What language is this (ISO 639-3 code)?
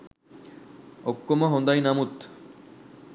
sin